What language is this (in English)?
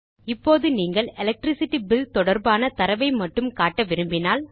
Tamil